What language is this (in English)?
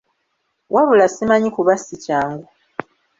Ganda